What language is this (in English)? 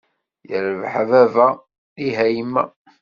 Kabyle